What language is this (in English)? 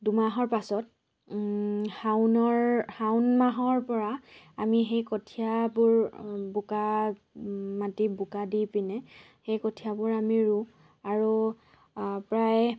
Assamese